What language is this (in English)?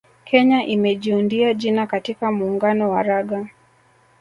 Swahili